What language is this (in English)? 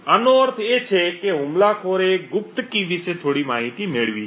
Gujarati